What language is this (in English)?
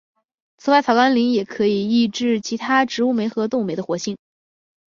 Chinese